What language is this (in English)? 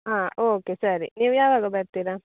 Kannada